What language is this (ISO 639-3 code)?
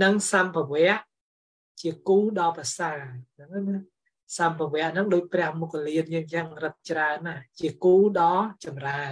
tha